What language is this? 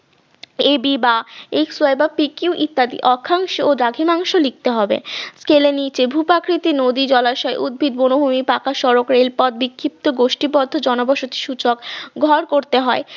Bangla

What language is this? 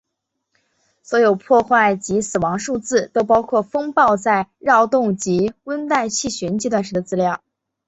Chinese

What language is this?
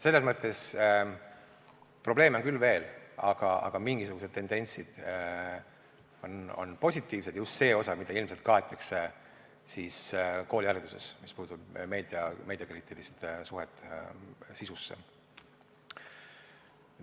Estonian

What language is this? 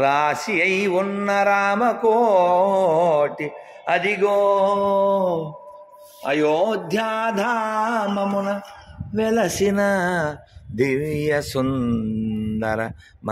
Arabic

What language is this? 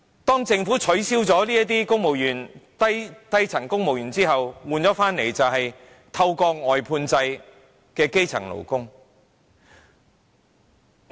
Cantonese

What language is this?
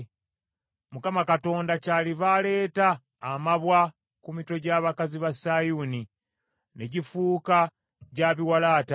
Ganda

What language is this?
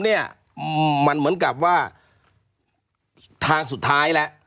Thai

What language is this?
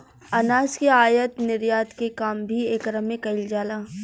Bhojpuri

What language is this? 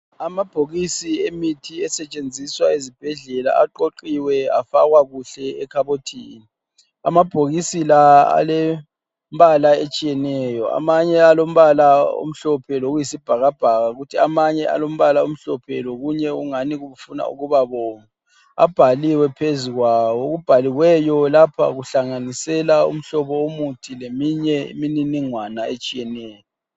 North Ndebele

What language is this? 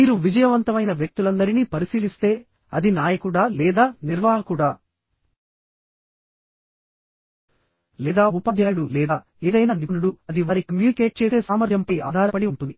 Telugu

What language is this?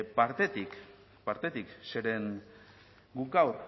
Basque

